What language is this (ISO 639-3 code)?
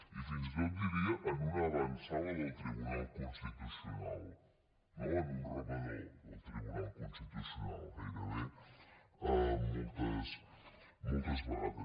cat